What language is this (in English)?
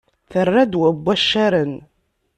Kabyle